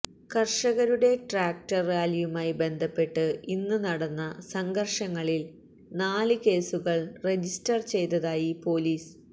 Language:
Malayalam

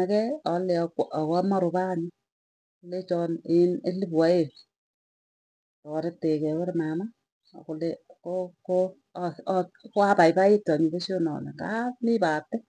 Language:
Tugen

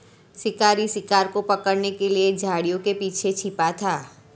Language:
Hindi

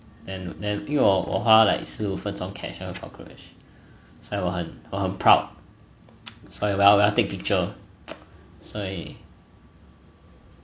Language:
English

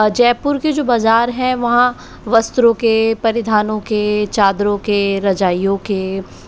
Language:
Hindi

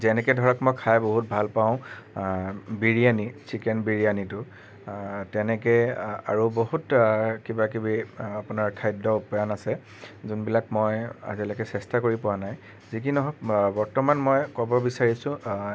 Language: Assamese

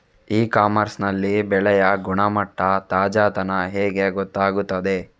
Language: Kannada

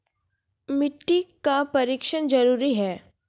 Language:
Maithili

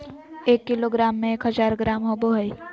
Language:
Magahi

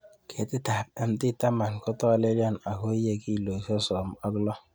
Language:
Kalenjin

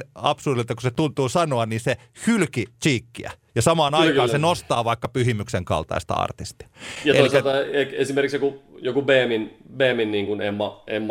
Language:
Finnish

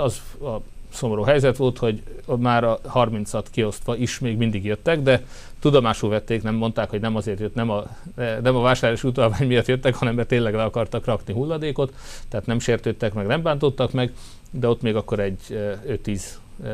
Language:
Hungarian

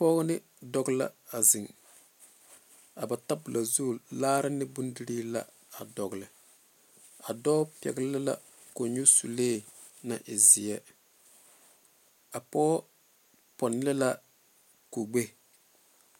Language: Southern Dagaare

